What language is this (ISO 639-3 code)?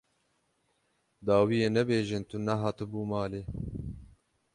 kur